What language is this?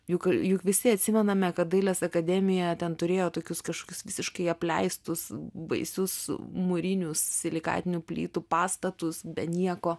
Lithuanian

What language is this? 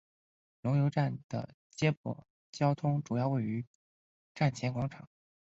Chinese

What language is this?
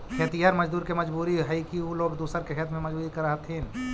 Magahi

